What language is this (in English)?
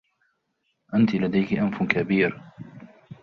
Arabic